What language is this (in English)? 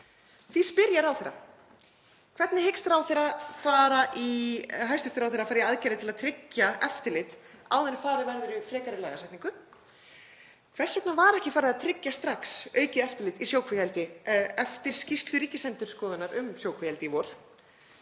Icelandic